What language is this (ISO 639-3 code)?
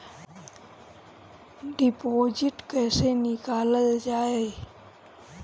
bho